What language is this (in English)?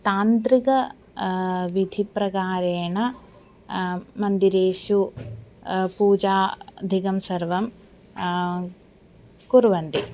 Sanskrit